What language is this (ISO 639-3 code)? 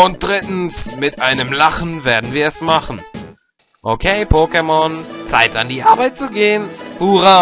deu